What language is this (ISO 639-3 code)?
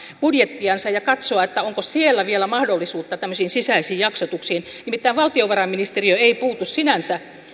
fin